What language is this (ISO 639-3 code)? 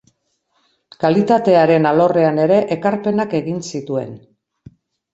eus